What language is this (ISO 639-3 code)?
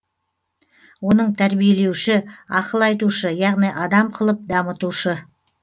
kaz